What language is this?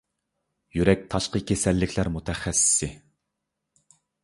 Uyghur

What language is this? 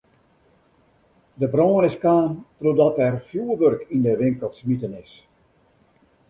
Western Frisian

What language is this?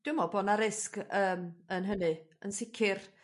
Welsh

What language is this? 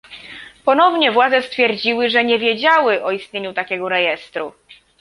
Polish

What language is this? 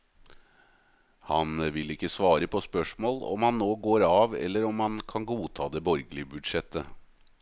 Norwegian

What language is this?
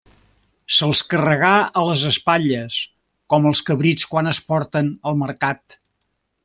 Catalan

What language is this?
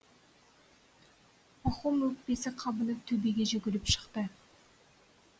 Kazakh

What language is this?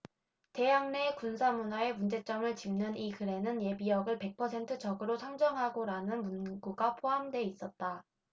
Korean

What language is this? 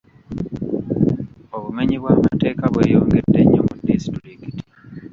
Ganda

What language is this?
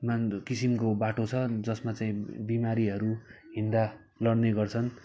Nepali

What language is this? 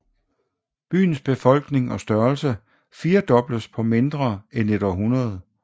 Danish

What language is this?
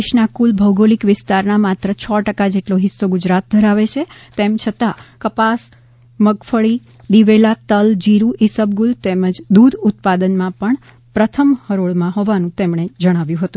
Gujarati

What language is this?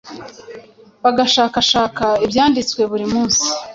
Kinyarwanda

